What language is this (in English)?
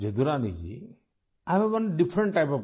Urdu